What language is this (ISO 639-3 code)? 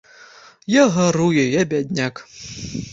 bel